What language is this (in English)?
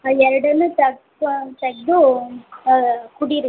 Kannada